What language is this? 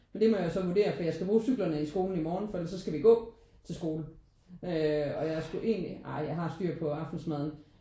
Danish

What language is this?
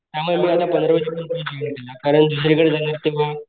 Marathi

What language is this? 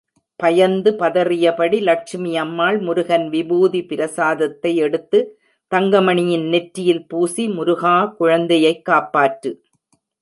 Tamil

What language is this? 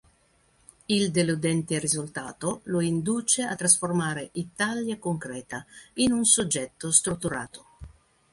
Italian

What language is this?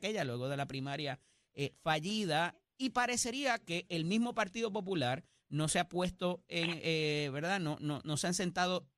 Spanish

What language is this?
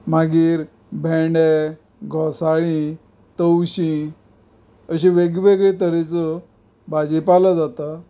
Konkani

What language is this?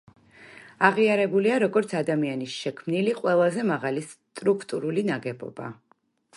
Georgian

